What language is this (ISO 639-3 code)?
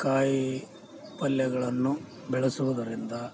kan